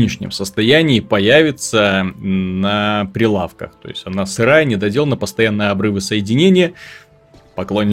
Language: Russian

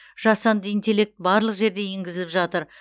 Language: Kazakh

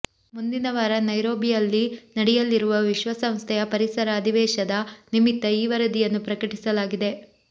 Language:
Kannada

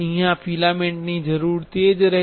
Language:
Gujarati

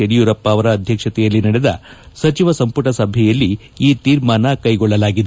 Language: Kannada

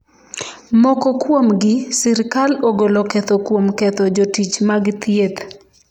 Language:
Luo (Kenya and Tanzania)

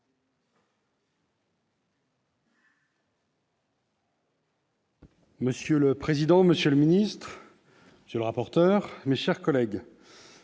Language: French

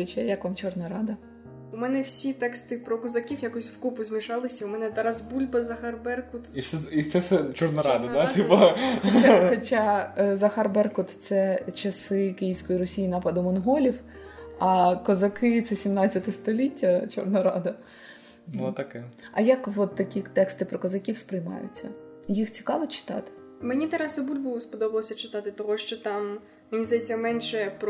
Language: Ukrainian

